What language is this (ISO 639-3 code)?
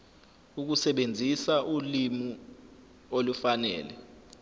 zul